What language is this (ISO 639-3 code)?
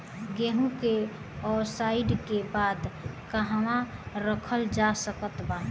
bho